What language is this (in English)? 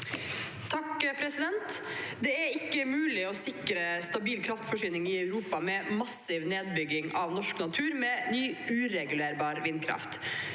Norwegian